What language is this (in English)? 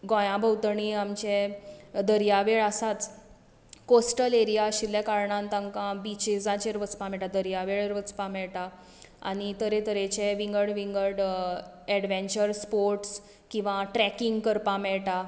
Konkani